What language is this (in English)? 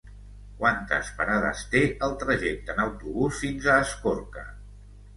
Catalan